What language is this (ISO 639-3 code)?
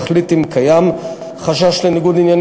heb